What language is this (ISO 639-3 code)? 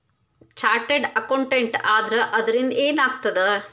kan